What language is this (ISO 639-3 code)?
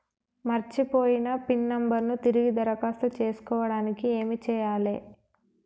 tel